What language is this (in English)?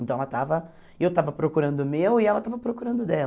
Portuguese